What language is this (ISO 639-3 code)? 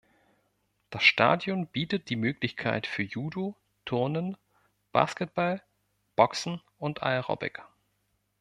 deu